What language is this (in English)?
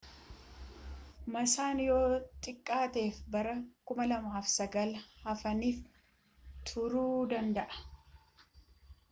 Oromo